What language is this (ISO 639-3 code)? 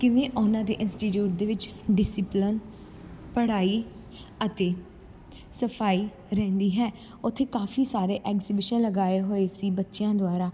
pan